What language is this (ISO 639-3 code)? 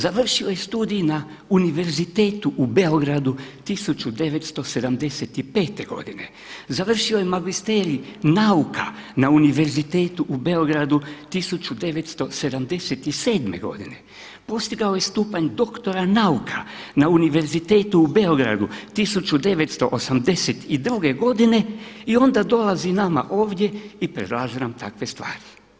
hrv